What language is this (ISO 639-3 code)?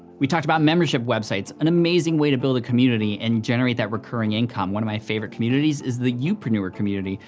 eng